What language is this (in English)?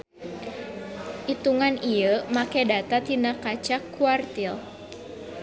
Sundanese